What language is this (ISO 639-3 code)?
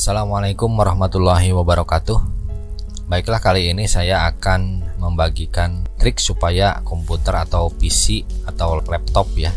ind